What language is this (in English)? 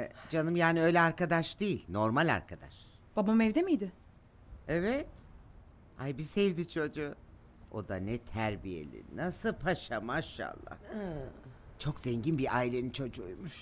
Turkish